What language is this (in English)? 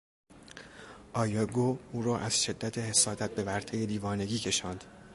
Persian